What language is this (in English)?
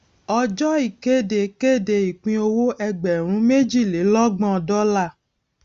Yoruba